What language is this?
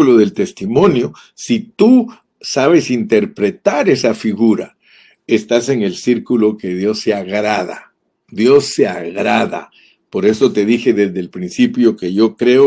Spanish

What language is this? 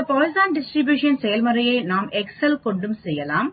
Tamil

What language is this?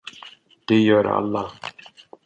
Swedish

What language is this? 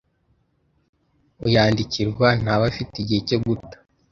Kinyarwanda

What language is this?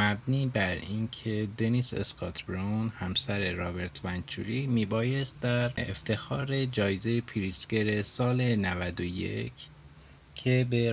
Persian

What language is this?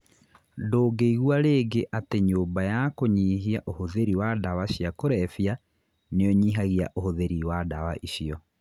Kikuyu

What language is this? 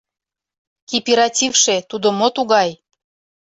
Mari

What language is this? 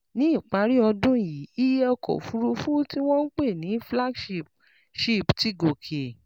Yoruba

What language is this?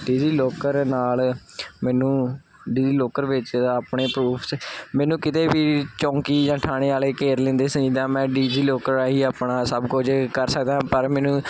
Punjabi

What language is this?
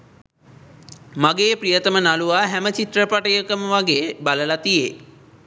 Sinhala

